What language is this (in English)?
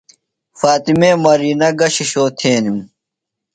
Phalura